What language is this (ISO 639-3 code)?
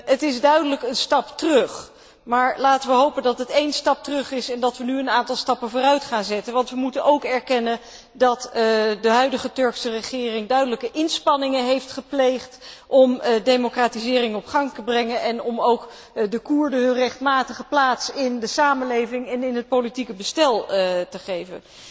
nld